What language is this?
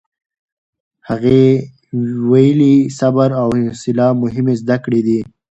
Pashto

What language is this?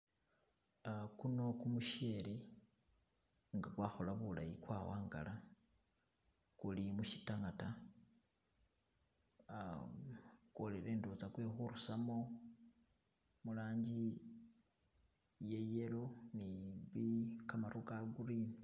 Masaaba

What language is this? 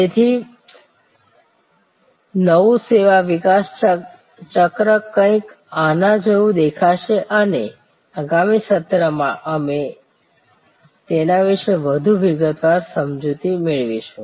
Gujarati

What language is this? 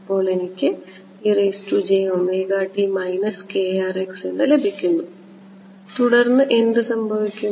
Malayalam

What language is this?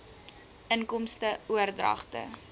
Afrikaans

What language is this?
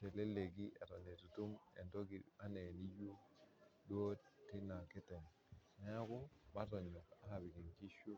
Masai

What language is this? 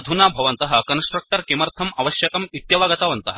Sanskrit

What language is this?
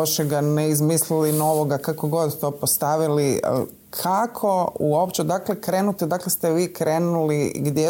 Croatian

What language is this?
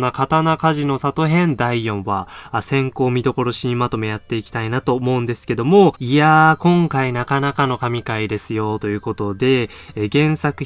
Japanese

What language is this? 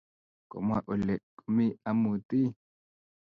Kalenjin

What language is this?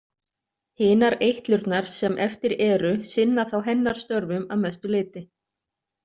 Icelandic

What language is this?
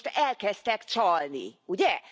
Hungarian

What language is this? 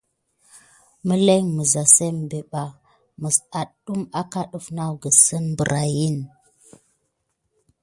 Gidar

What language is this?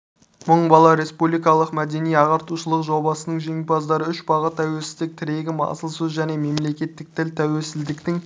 Kazakh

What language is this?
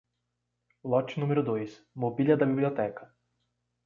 Portuguese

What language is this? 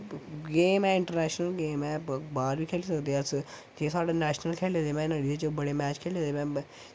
Dogri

